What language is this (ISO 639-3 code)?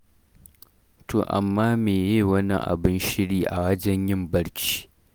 hau